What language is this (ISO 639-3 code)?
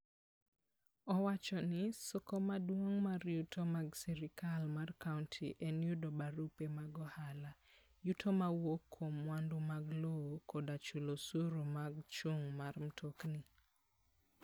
luo